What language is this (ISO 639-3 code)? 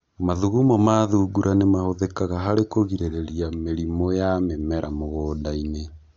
kik